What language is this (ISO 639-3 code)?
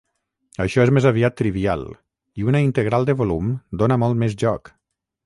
cat